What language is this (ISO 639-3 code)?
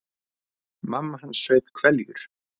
isl